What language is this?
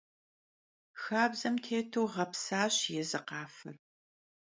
Kabardian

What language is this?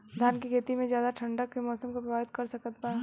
Bhojpuri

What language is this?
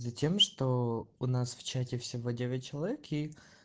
Russian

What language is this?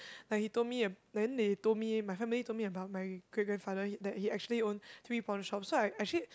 English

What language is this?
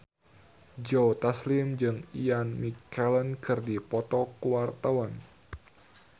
Sundanese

